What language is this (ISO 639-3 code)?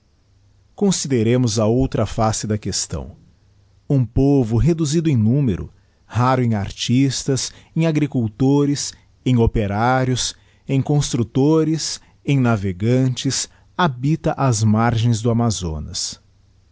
por